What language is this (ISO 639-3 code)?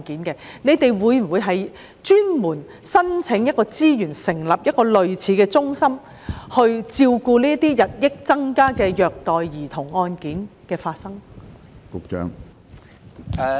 yue